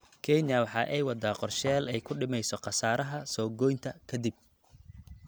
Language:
Somali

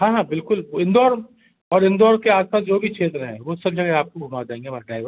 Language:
Hindi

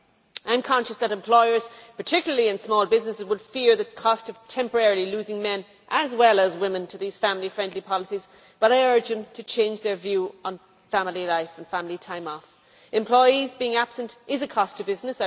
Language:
English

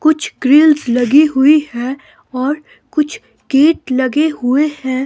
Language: Hindi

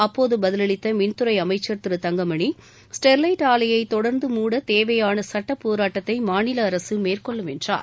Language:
Tamil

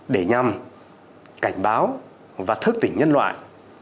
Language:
Vietnamese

